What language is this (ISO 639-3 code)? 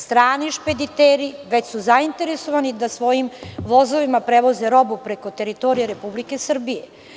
srp